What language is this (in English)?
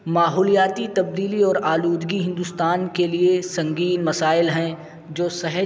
Urdu